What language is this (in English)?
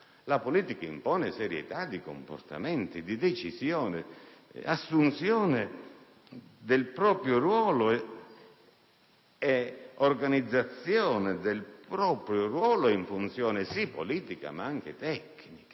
Italian